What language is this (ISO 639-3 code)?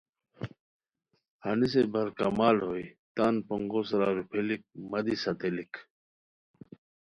khw